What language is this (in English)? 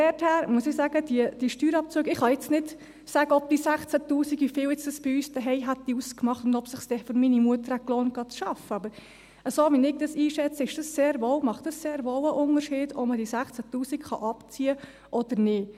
Swiss German